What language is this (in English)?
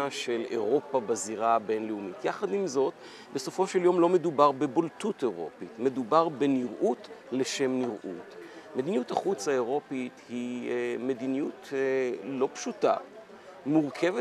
Hebrew